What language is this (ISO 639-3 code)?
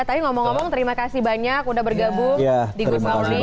ind